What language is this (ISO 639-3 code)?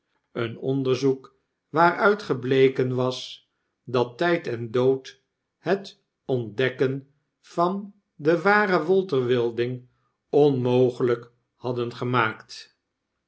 nld